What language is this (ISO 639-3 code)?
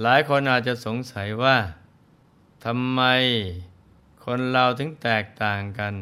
tha